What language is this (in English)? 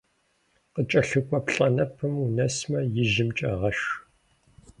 Kabardian